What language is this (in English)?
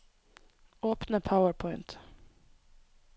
Norwegian